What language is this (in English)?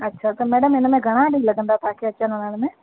Sindhi